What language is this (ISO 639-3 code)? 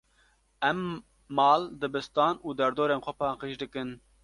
kur